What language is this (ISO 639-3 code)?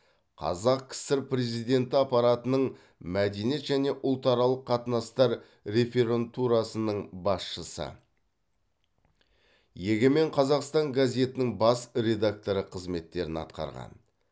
kaz